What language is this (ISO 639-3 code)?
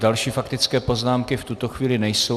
ces